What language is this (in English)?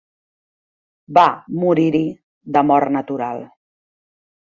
Catalan